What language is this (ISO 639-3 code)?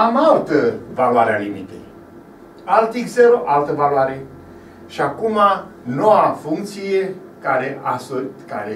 ron